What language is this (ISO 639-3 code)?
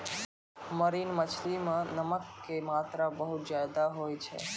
mai